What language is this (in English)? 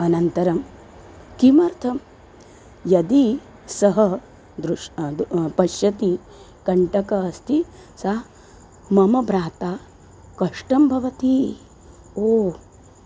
Sanskrit